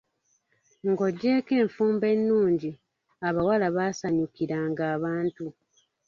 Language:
Ganda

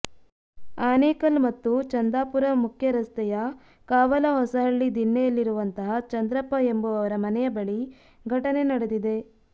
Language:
Kannada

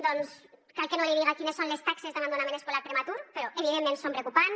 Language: Catalan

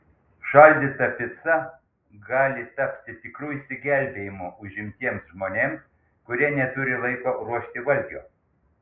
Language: Lithuanian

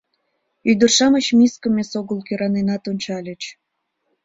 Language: Mari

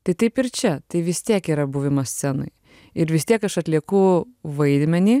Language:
Lithuanian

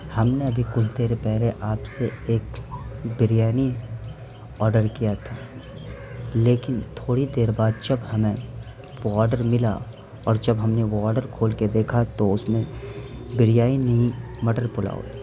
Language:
Urdu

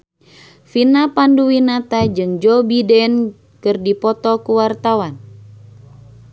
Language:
Sundanese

